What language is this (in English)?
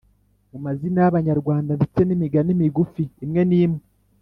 Kinyarwanda